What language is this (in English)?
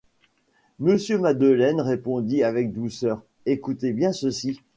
French